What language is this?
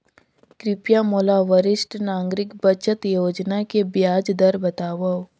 Chhattisgarhi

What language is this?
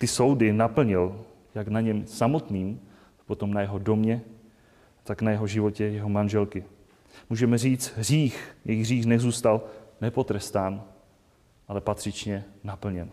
Czech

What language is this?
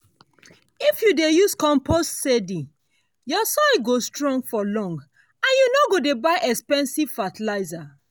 Nigerian Pidgin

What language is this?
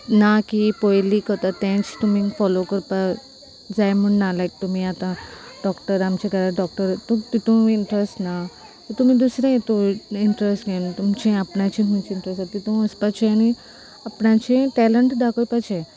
Konkani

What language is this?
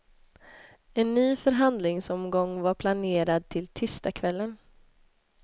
Swedish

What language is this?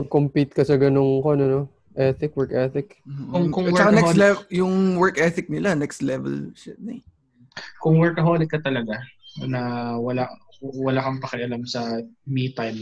Filipino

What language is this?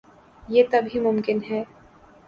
Urdu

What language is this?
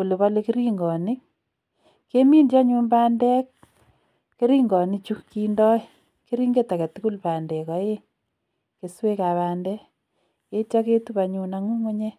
Kalenjin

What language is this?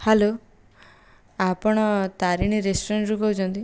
Odia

